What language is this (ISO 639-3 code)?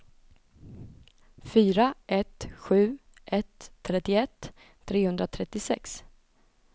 swe